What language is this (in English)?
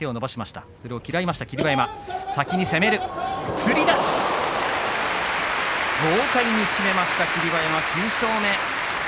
Japanese